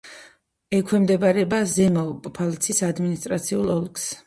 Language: Georgian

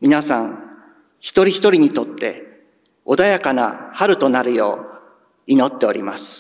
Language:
Japanese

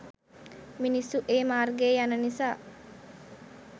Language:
Sinhala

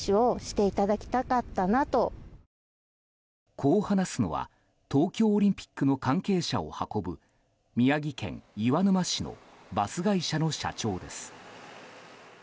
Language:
Japanese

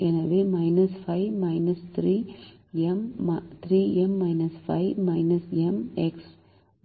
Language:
Tamil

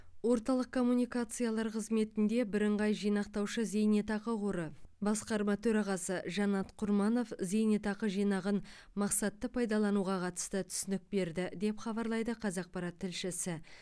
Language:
Kazakh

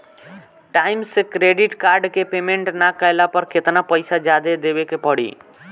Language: Bhojpuri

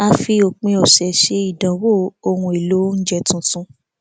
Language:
Yoruba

